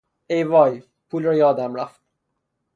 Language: Persian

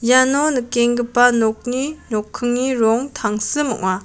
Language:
Garo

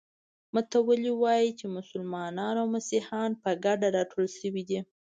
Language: Pashto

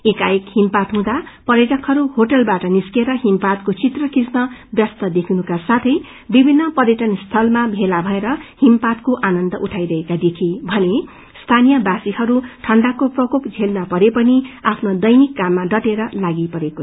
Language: Nepali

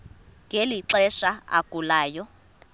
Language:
Xhosa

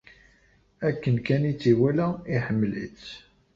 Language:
Kabyle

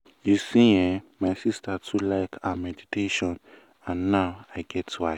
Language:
Nigerian Pidgin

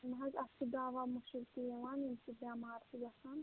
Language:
Kashmiri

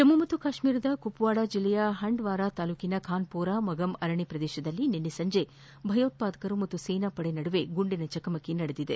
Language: Kannada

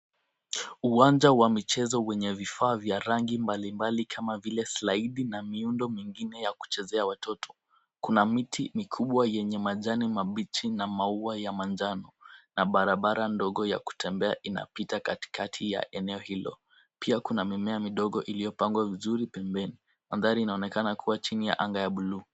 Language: Swahili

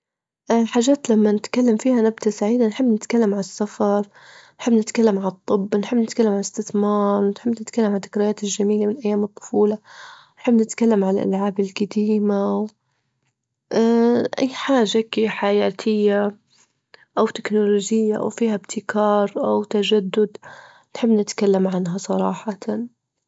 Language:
Libyan Arabic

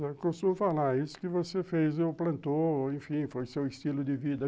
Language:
Portuguese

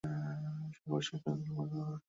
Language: Bangla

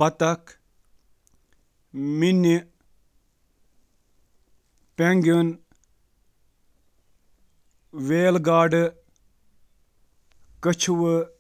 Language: Kashmiri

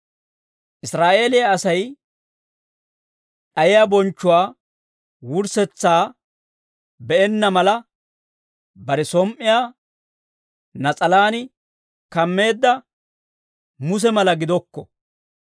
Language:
Dawro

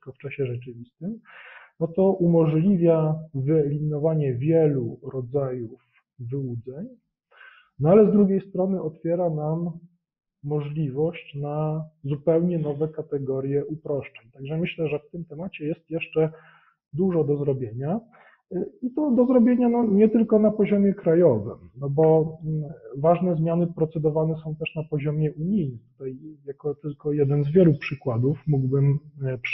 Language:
Polish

